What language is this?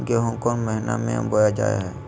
Magahi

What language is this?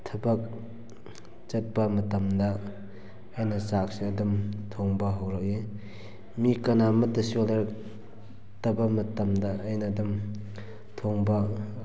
Manipuri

